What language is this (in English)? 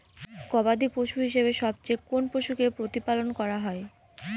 Bangla